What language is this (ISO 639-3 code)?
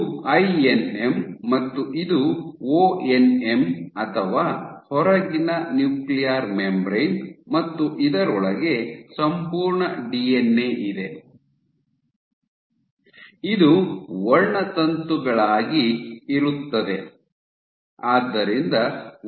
kan